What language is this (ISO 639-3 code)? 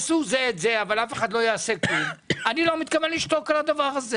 heb